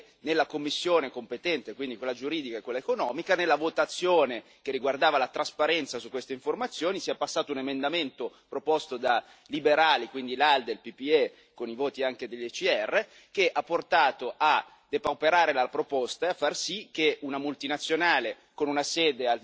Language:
Italian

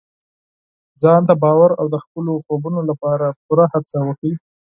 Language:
Pashto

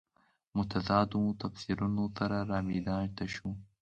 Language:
Pashto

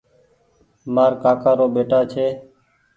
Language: Goaria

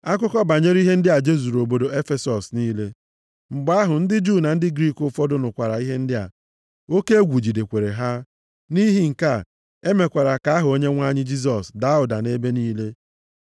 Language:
Igbo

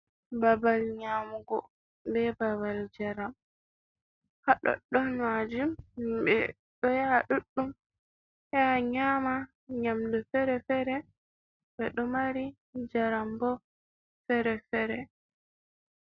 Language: Fula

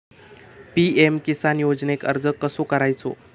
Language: Marathi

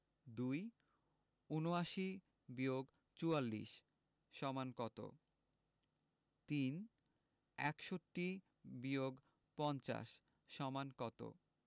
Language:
Bangla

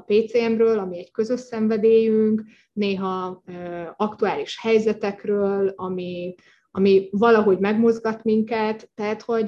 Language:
Hungarian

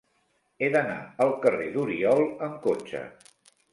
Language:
Catalan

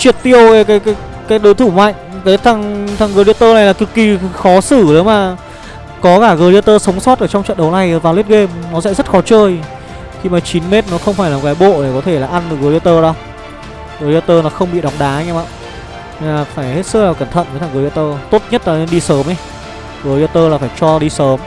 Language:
Vietnamese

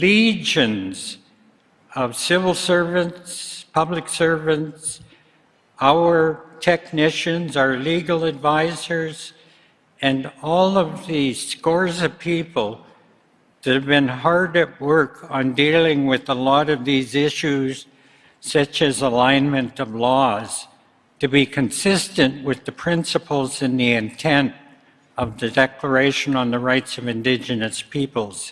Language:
English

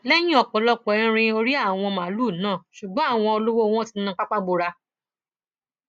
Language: Yoruba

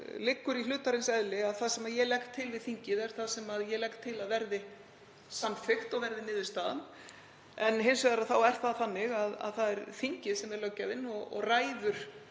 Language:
Icelandic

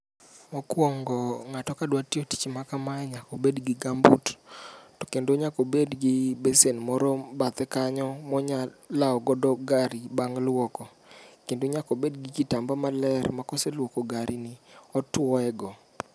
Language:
Luo (Kenya and Tanzania)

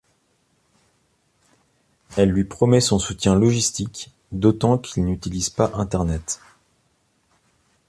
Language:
French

